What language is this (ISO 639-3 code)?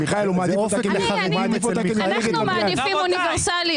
heb